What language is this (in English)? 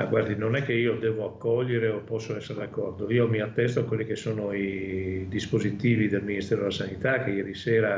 Italian